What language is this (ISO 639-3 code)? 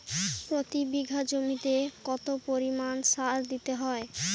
ben